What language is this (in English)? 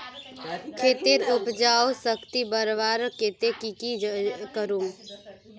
Magahi